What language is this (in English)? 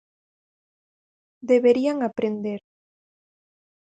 Galician